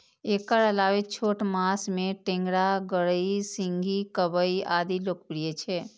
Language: Maithili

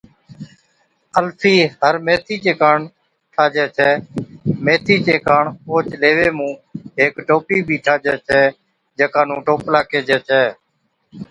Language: Od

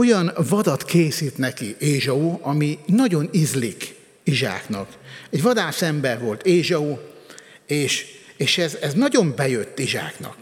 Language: Hungarian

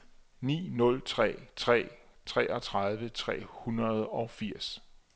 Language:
Danish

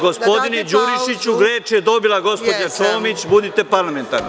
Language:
Serbian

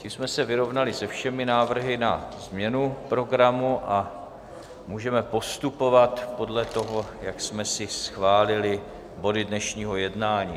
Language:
Czech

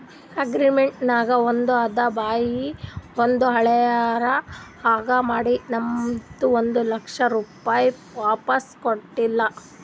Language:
Kannada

